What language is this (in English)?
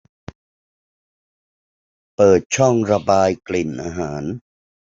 Thai